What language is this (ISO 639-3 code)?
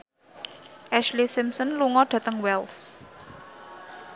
jav